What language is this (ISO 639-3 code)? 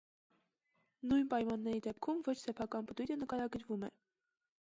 hye